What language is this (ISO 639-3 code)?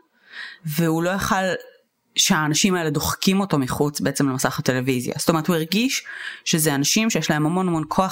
heb